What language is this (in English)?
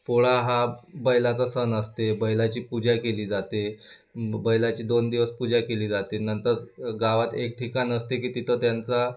Marathi